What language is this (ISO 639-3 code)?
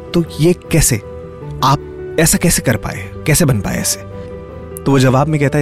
hin